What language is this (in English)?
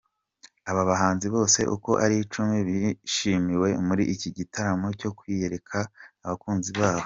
Kinyarwanda